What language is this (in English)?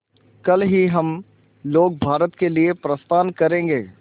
Hindi